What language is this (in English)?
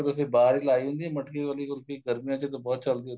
Punjabi